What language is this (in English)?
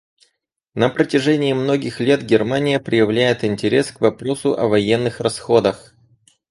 Russian